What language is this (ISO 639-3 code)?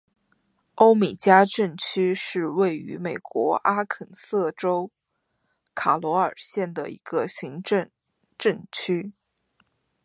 zho